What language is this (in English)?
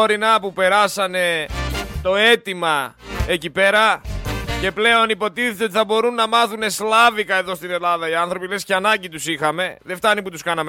Greek